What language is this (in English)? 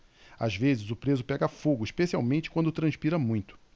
Portuguese